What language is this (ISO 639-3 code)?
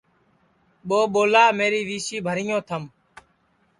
ssi